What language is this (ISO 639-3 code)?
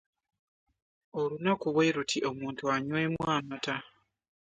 lug